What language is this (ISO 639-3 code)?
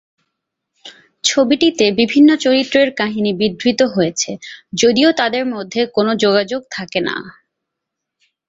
ben